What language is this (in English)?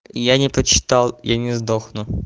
Russian